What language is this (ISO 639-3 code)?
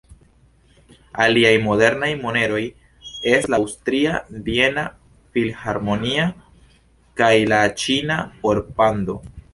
epo